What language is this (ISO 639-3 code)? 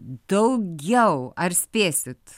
lit